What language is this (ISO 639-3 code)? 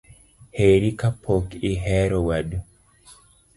luo